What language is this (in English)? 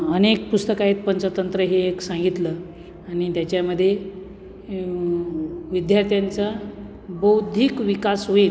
Marathi